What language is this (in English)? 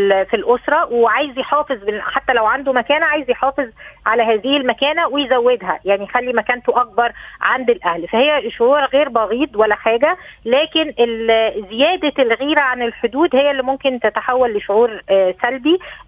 Arabic